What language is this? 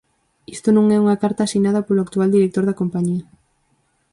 Galician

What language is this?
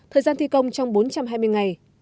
Vietnamese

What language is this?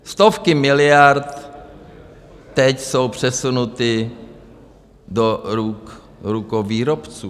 Czech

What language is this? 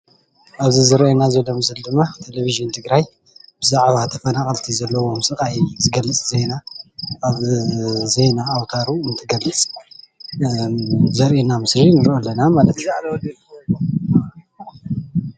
Tigrinya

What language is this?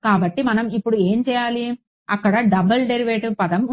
Telugu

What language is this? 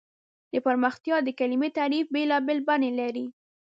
Pashto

